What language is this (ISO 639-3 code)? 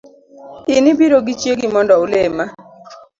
luo